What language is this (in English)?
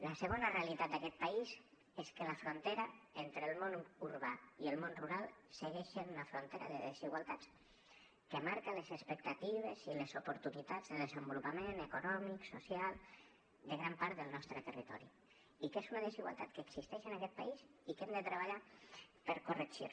Catalan